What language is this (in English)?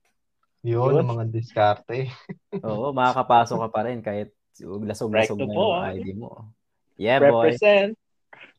Filipino